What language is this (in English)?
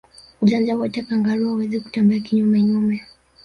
Swahili